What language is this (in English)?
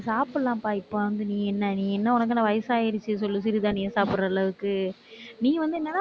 Tamil